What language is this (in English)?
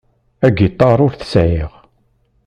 Kabyle